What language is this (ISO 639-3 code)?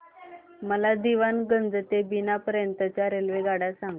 mar